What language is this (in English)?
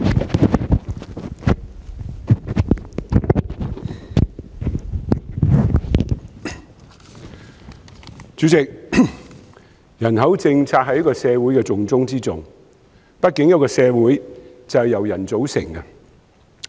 Cantonese